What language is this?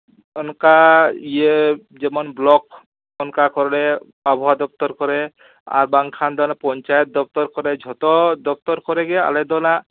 Santali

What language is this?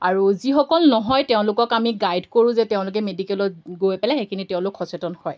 Assamese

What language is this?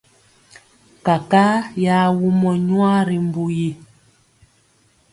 Mpiemo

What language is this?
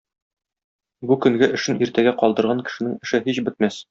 Tatar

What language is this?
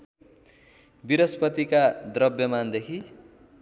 Nepali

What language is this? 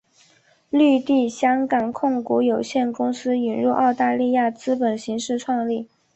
Chinese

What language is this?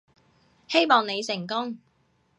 Cantonese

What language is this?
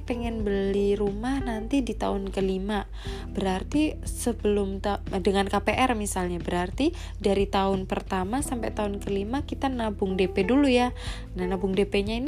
Indonesian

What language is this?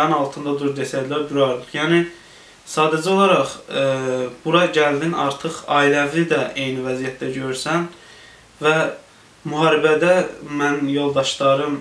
Turkish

